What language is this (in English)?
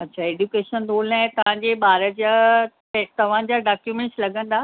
Sindhi